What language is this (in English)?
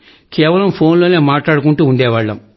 Telugu